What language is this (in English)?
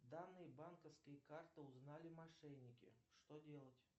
Russian